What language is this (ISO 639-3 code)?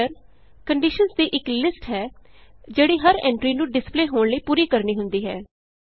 pan